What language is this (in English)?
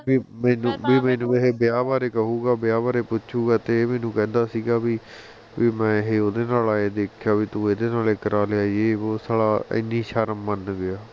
Punjabi